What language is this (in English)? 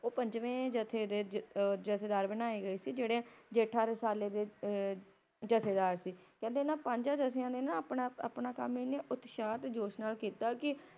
Punjabi